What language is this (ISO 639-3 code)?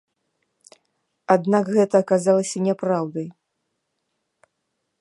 bel